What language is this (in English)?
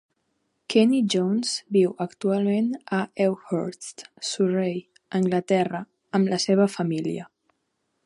Catalan